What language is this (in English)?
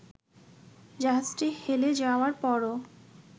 Bangla